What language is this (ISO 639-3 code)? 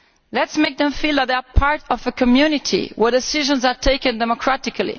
eng